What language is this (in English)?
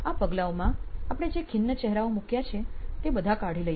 Gujarati